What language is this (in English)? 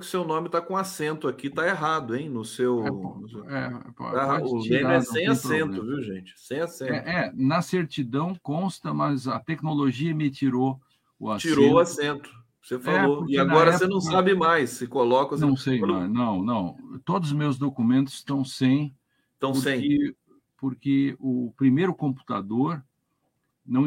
Portuguese